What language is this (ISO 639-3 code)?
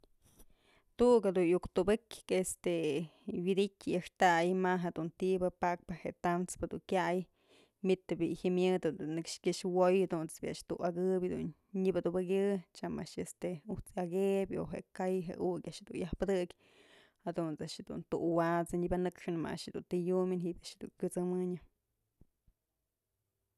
mzl